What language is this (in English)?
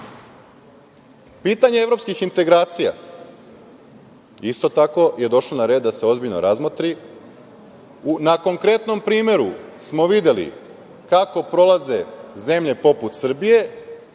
Serbian